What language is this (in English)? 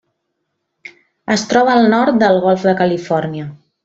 Catalan